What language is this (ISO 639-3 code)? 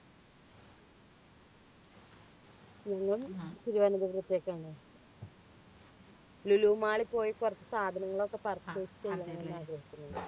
mal